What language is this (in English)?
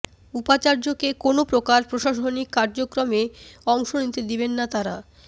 Bangla